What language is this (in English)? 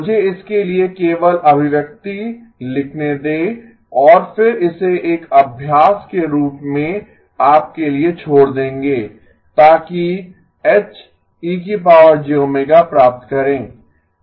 Hindi